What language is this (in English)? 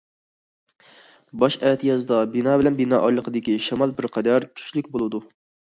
Uyghur